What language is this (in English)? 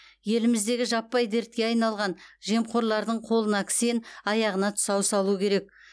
Kazakh